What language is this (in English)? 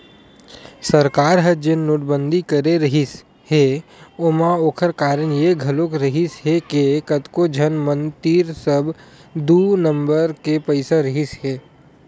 Chhattisgarhi